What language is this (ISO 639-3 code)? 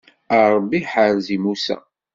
kab